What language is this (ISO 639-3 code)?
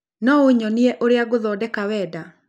kik